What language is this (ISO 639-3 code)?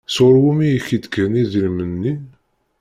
kab